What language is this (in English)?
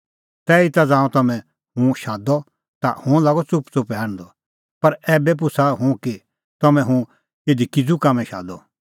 Kullu Pahari